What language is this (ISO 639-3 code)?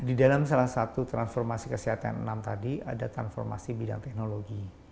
ind